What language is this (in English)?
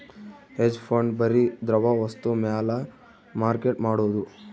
Kannada